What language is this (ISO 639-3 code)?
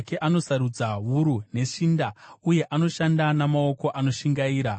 sna